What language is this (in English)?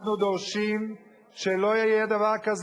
Hebrew